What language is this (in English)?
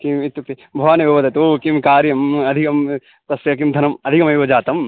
Sanskrit